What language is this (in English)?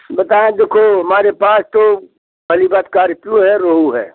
Hindi